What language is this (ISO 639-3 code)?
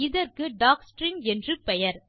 tam